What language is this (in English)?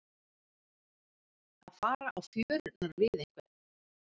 Icelandic